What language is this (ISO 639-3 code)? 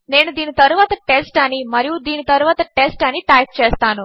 tel